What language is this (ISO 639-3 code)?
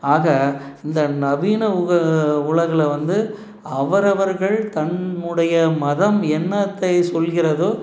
tam